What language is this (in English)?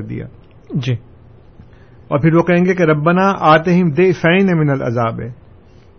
Urdu